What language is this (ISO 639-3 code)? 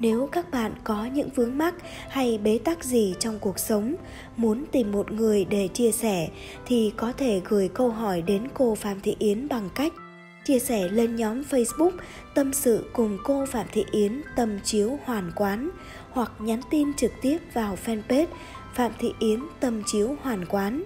vie